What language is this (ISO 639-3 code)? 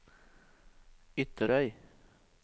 nor